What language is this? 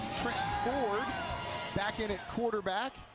English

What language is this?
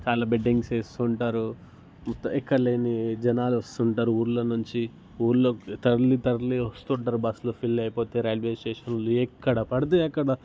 Telugu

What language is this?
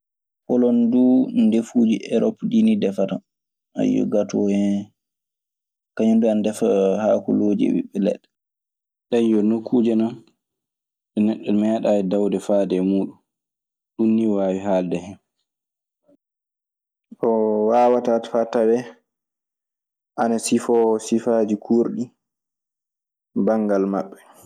Maasina Fulfulde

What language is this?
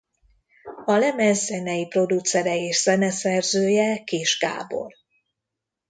Hungarian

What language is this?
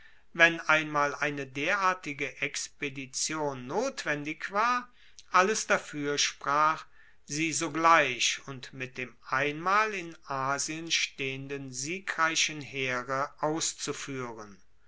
German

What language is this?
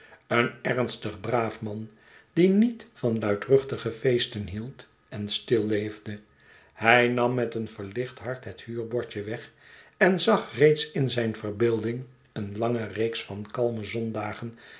Dutch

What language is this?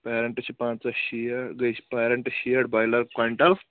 Kashmiri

